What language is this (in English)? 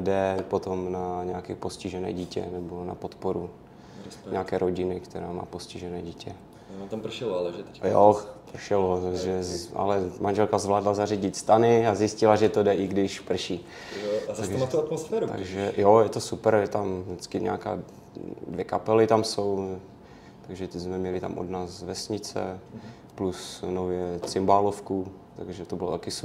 Czech